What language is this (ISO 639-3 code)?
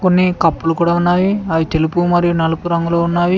tel